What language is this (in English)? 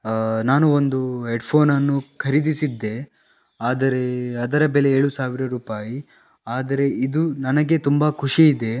Kannada